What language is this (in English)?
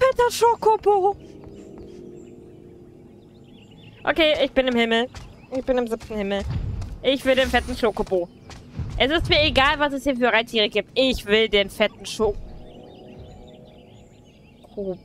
German